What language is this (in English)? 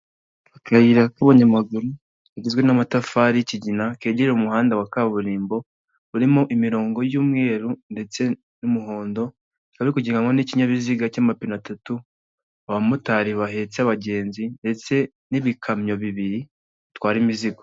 Kinyarwanda